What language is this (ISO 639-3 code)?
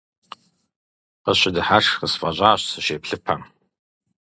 kbd